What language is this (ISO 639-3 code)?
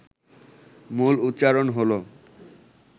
ben